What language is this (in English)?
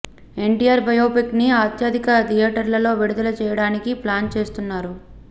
Telugu